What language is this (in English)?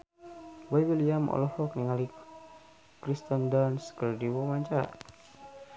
Sundanese